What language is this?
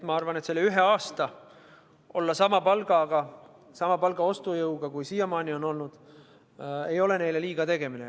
Estonian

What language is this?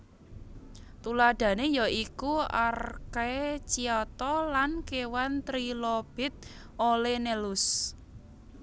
Javanese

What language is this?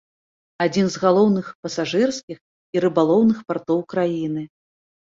Belarusian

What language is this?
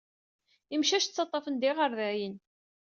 Kabyle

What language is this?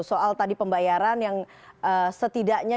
Indonesian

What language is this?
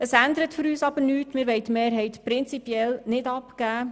Swiss German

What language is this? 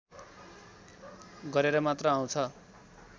Nepali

